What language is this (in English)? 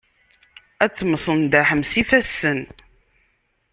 Kabyle